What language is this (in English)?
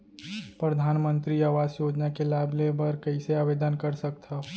Chhattisgarhi